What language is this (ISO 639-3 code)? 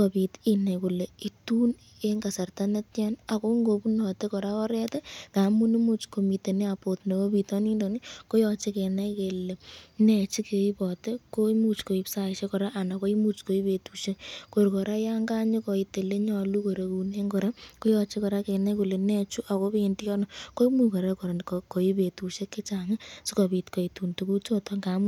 kln